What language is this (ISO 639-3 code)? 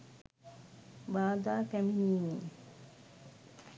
sin